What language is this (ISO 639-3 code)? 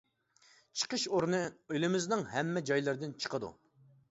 uig